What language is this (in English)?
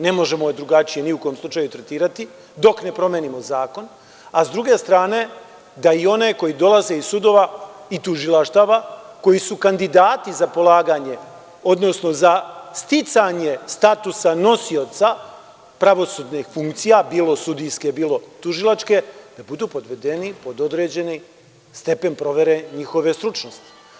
Serbian